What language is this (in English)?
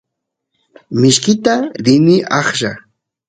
Santiago del Estero Quichua